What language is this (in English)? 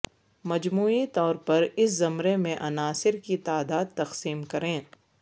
Urdu